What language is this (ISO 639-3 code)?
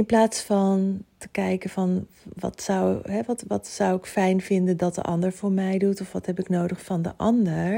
nld